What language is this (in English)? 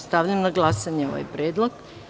Serbian